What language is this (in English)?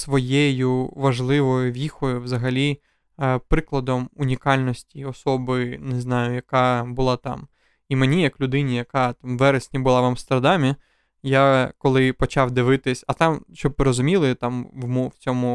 Ukrainian